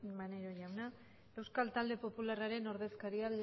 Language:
Basque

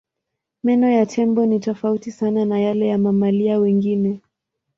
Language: Swahili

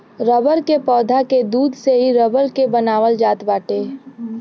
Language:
Bhojpuri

